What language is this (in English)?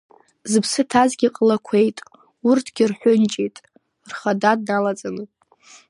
Abkhazian